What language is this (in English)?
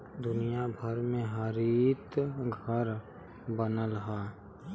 Bhojpuri